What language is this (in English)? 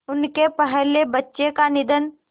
Hindi